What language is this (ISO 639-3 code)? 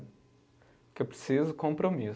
por